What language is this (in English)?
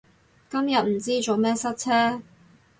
Cantonese